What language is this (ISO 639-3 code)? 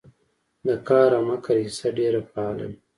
pus